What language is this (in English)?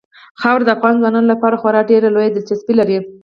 Pashto